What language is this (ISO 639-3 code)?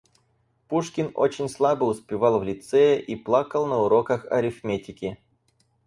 rus